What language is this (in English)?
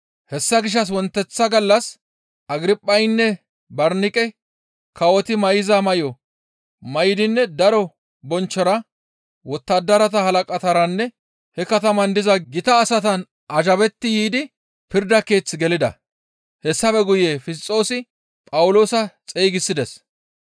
Gamo